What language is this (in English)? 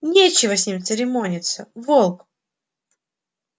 Russian